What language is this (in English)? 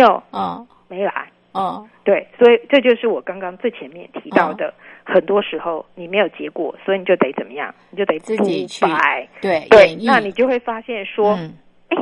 Chinese